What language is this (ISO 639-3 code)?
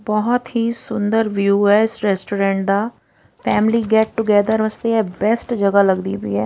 pan